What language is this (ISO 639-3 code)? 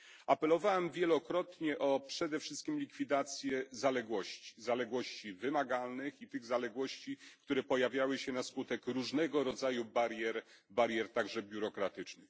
pol